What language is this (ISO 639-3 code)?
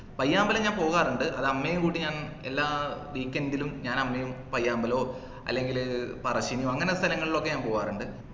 mal